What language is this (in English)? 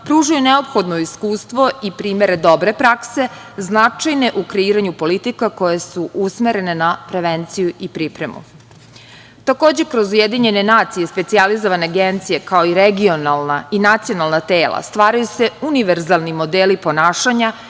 Serbian